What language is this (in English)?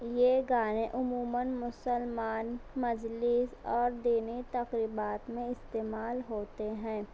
Urdu